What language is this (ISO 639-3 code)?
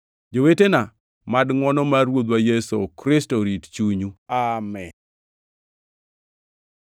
luo